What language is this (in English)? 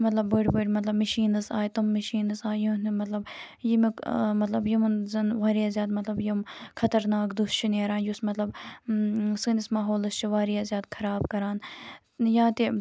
Kashmiri